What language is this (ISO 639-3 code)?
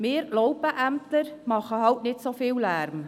gsw